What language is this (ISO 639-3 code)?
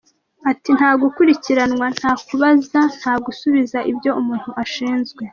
kin